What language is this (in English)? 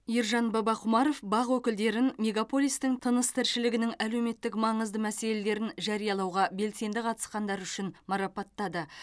Kazakh